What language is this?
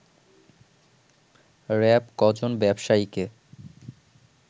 Bangla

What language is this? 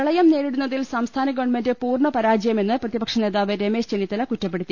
Malayalam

